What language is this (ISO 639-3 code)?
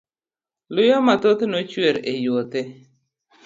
luo